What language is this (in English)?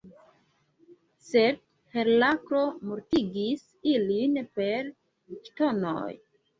Esperanto